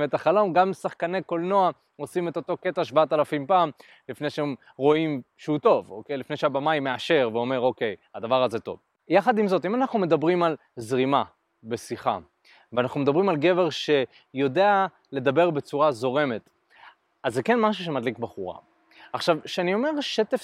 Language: Hebrew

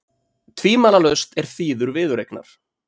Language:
Icelandic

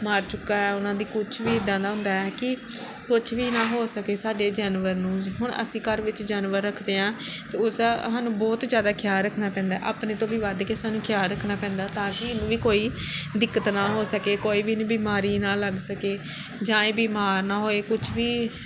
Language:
Punjabi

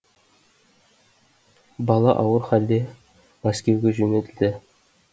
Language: Kazakh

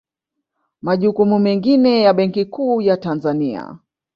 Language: Swahili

